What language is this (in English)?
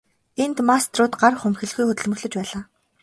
Mongolian